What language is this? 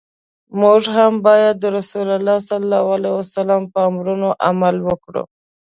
Pashto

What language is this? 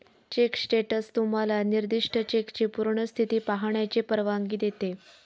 Marathi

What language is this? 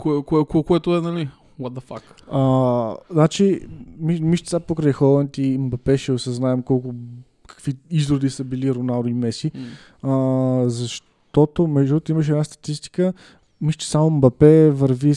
Bulgarian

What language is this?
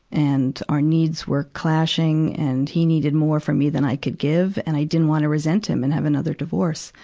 English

